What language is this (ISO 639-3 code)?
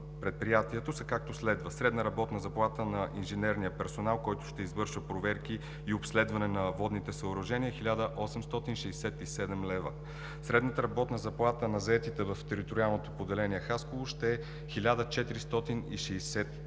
bul